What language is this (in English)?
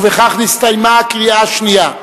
Hebrew